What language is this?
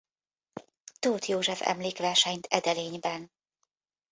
Hungarian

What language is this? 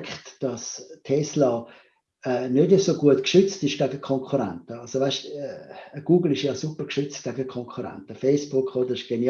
German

